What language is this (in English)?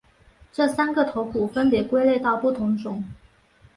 Chinese